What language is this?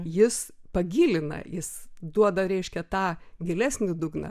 Lithuanian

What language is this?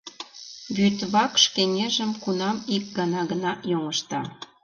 Mari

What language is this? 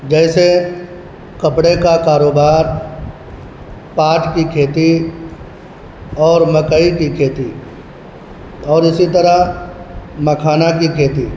Urdu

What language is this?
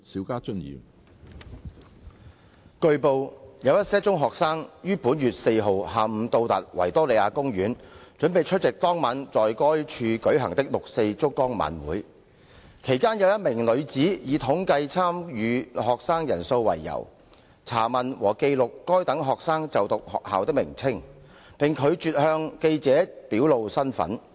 Cantonese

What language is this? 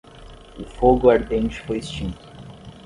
Portuguese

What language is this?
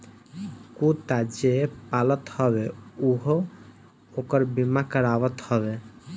Bhojpuri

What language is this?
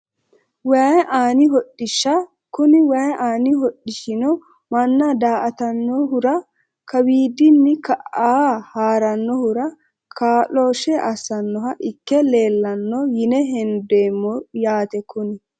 Sidamo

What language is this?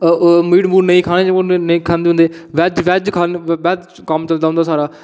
Dogri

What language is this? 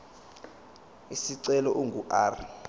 Zulu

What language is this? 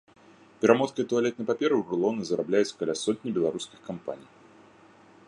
Belarusian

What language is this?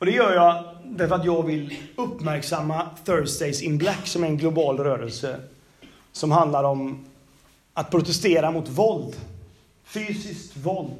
Swedish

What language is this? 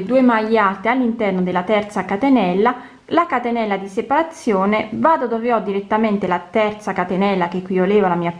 Italian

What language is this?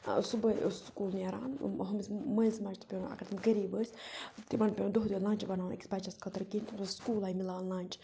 Kashmiri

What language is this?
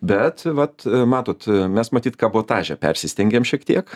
Lithuanian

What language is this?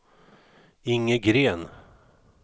Swedish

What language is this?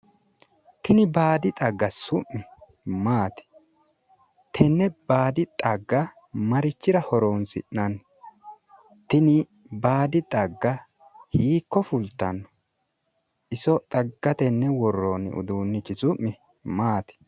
Sidamo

